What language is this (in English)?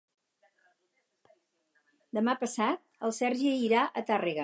Catalan